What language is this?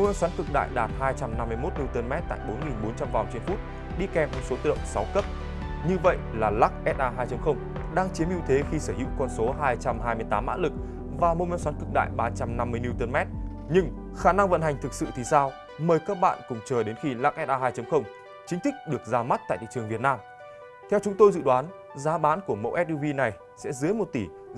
Vietnamese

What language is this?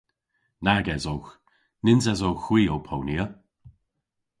Cornish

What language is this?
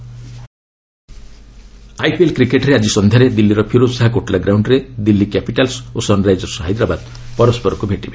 Odia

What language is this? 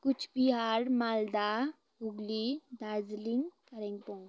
Nepali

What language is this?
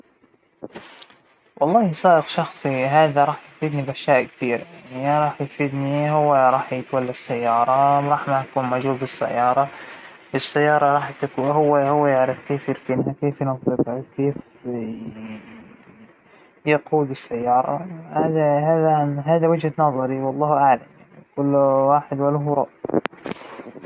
Hijazi Arabic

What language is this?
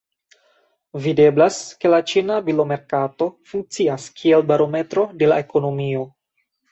Esperanto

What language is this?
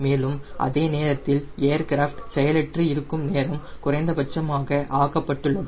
Tamil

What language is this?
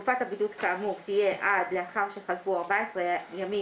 Hebrew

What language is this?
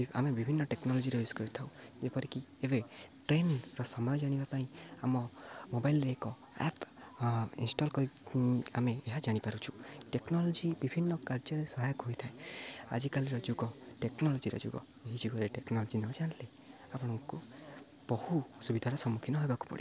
Odia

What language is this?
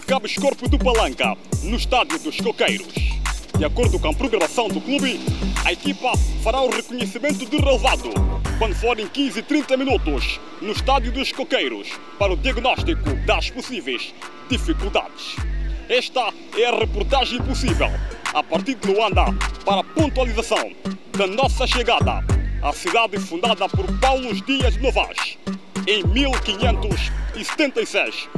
Portuguese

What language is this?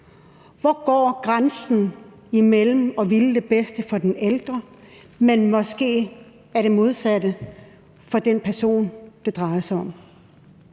Danish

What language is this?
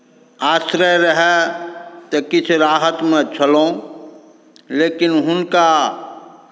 Maithili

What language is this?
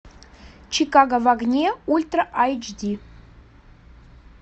Russian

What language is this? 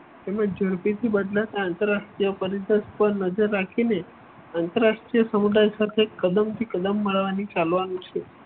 Gujarati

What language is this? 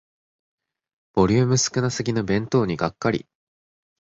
Japanese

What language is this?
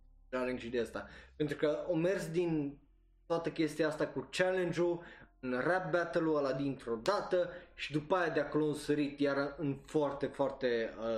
Romanian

